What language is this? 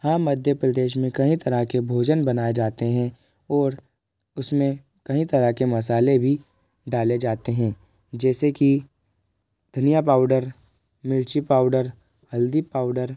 Hindi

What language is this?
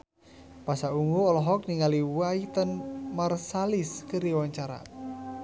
Sundanese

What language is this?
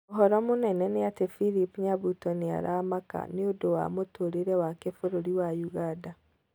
Kikuyu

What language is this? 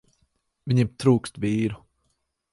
Latvian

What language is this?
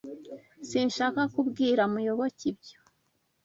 Kinyarwanda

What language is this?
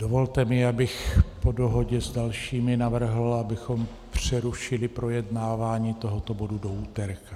Czech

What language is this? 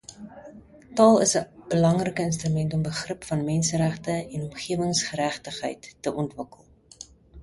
Afrikaans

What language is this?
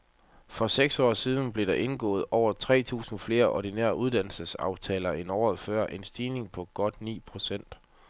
Danish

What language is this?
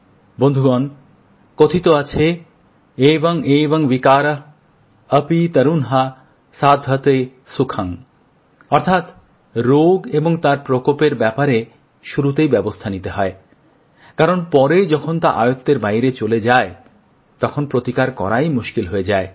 Bangla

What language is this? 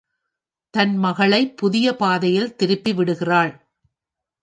Tamil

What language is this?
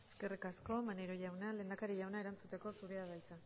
Basque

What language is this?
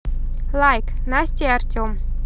Russian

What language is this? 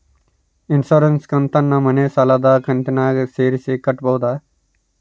Kannada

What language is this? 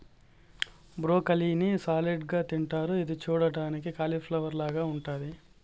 Telugu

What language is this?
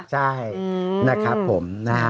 Thai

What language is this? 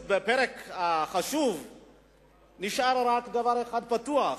Hebrew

